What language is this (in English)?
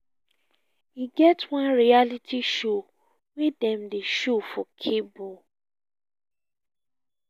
Nigerian Pidgin